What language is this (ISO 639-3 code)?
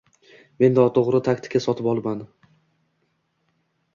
uzb